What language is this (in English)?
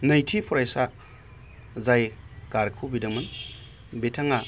Bodo